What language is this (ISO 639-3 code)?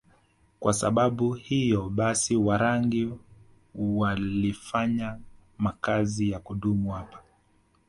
swa